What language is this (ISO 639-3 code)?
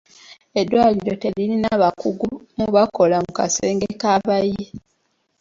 lug